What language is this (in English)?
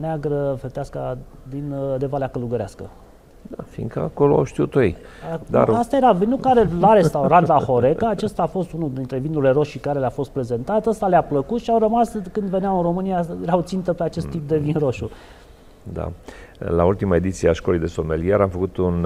Romanian